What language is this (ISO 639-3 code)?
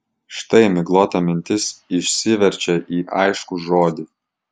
lit